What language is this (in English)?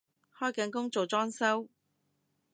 Cantonese